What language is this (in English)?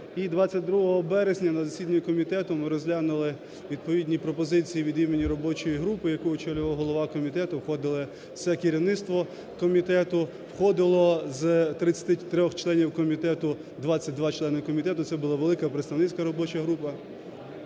Ukrainian